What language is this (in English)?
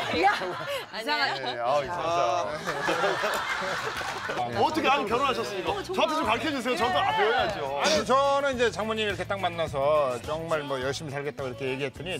Korean